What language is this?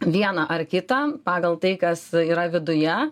Lithuanian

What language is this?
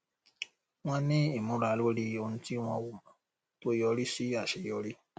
Yoruba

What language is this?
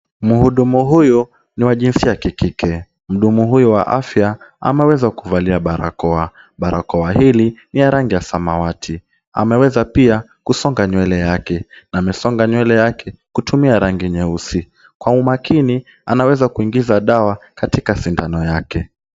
Swahili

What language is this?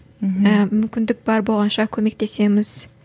Kazakh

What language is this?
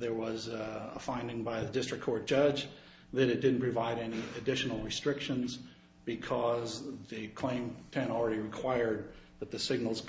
English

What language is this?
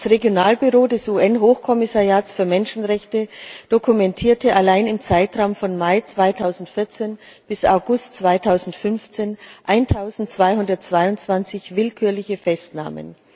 German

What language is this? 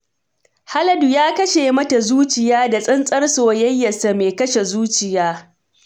Hausa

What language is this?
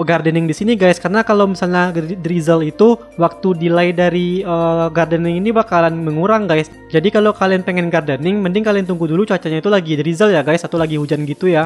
Indonesian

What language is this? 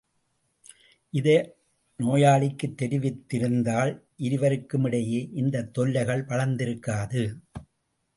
Tamil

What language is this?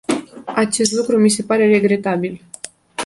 Romanian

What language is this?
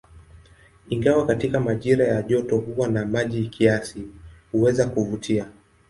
Swahili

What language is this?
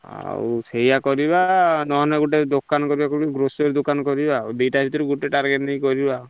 Odia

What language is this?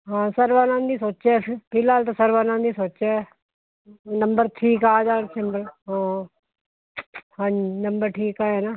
Punjabi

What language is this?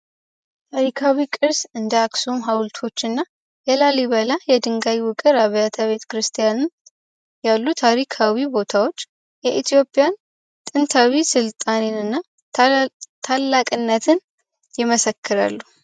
Amharic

